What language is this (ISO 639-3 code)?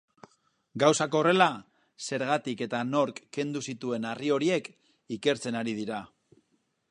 eus